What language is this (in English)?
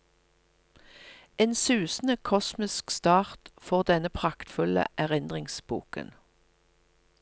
Norwegian